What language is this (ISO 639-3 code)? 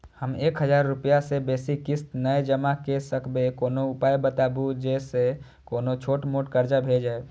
mai